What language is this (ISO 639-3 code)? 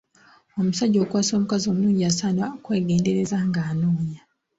lug